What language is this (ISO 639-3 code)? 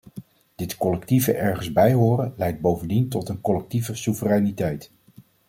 nld